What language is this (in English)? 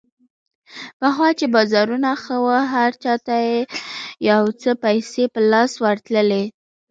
Pashto